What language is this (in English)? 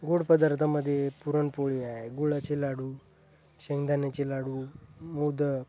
Marathi